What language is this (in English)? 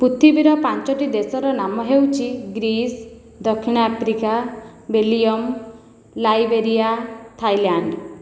Odia